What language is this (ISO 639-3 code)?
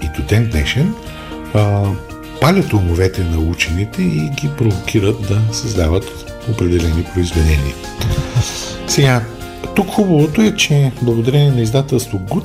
bul